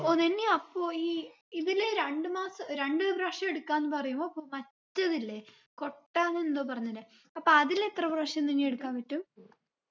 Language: Malayalam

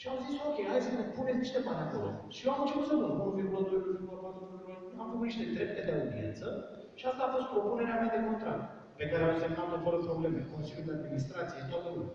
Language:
Romanian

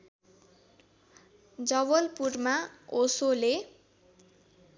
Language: Nepali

